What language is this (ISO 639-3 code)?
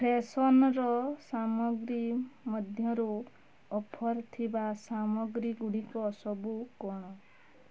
ori